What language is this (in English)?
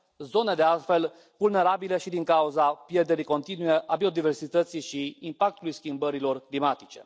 Romanian